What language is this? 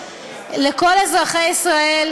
Hebrew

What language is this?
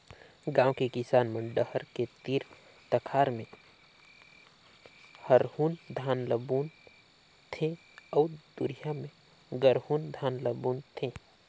Chhattisgarhi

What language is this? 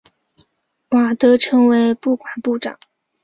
Chinese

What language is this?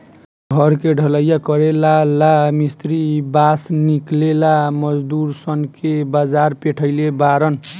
Bhojpuri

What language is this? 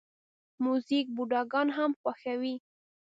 Pashto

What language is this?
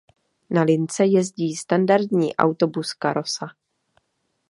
Czech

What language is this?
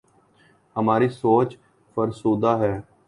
Urdu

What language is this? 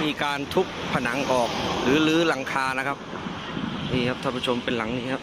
Thai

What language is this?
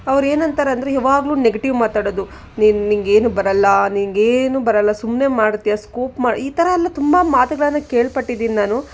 Kannada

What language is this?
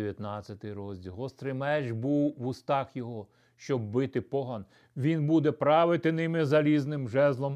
Ukrainian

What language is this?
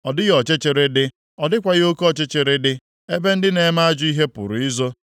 Igbo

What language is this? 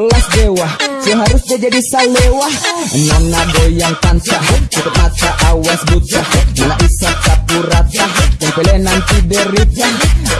Indonesian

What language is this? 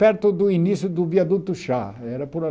Portuguese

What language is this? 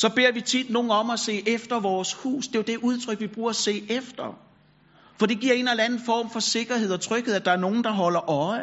Danish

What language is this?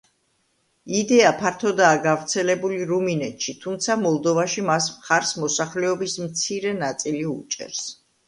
Georgian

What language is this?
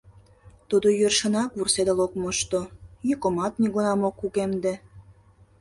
Mari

